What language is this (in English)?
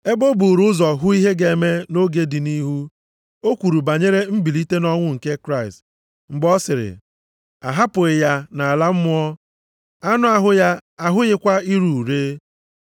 Igbo